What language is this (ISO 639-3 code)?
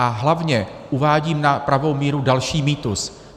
ces